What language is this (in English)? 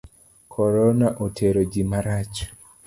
Luo (Kenya and Tanzania)